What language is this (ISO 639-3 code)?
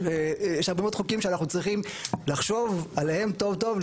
heb